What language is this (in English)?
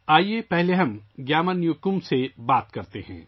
Urdu